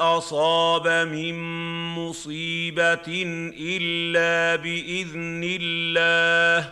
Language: Arabic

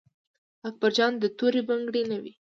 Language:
Pashto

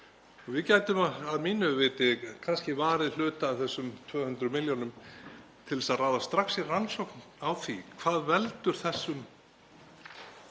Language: Icelandic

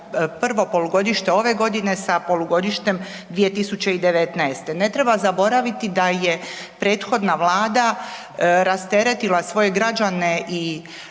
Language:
Croatian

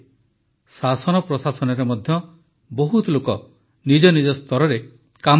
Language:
Odia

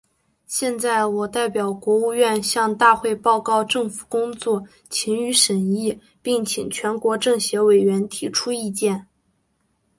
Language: Chinese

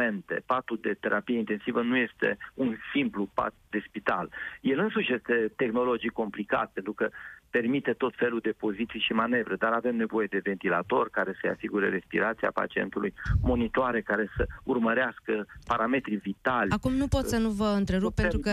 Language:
Romanian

